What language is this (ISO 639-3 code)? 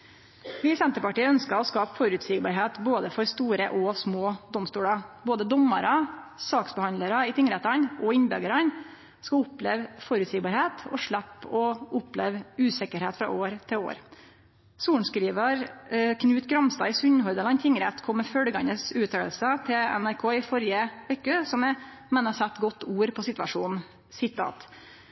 nno